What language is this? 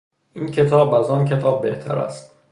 Persian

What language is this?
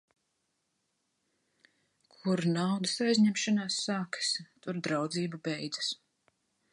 Latvian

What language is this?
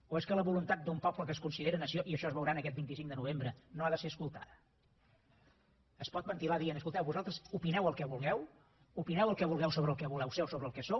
Catalan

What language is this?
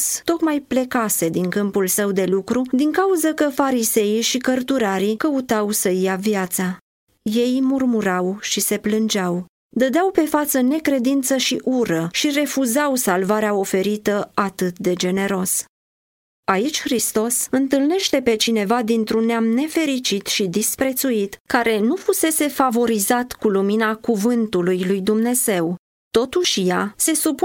Romanian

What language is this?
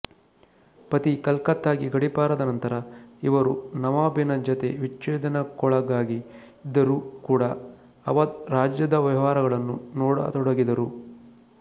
Kannada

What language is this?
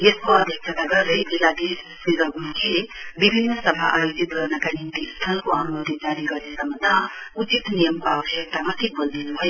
Nepali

